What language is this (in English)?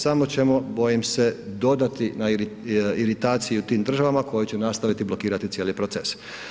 Croatian